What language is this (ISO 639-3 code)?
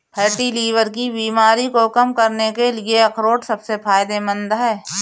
hin